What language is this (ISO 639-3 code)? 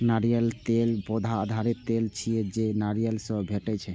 mai